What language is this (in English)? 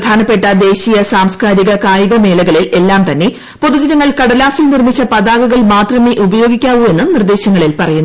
Malayalam